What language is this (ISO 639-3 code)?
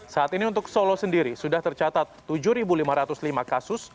ind